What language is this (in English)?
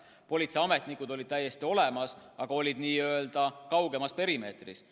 Estonian